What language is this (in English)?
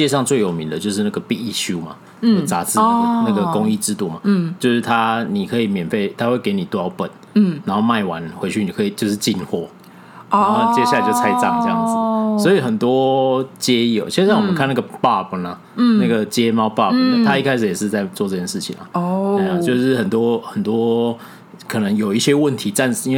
Chinese